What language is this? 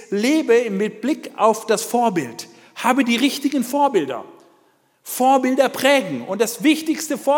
German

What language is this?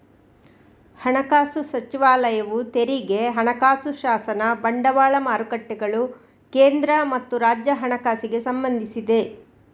Kannada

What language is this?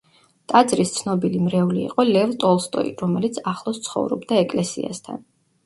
Georgian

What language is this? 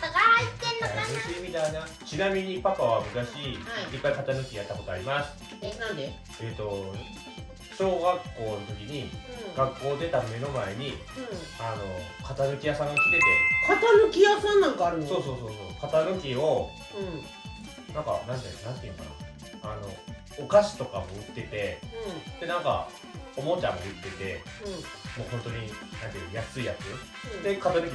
Japanese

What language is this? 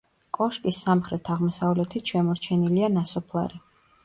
Georgian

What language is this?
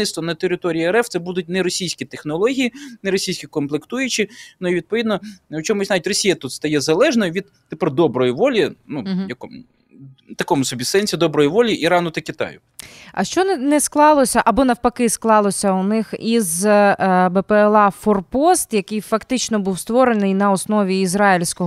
Ukrainian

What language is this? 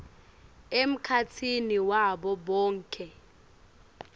Swati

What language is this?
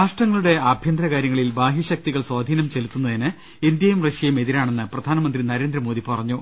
Malayalam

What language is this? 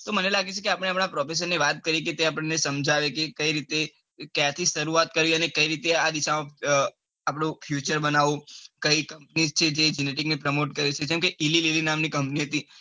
Gujarati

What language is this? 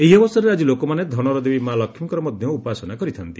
Odia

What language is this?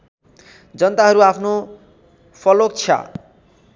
Nepali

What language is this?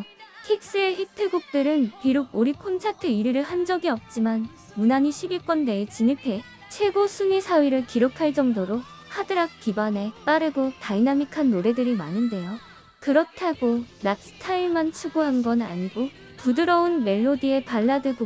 Korean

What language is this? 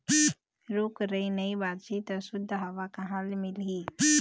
Chhattisgarhi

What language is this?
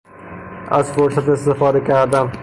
Persian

